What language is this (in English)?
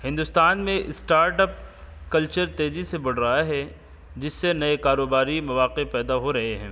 Urdu